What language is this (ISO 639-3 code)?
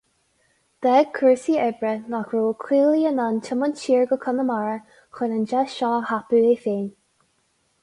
gle